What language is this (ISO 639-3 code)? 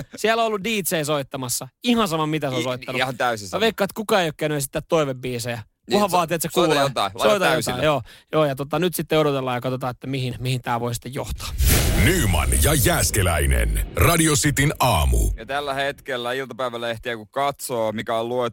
fin